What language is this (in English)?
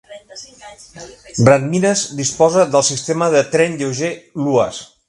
Catalan